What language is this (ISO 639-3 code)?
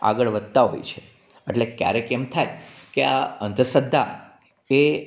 guj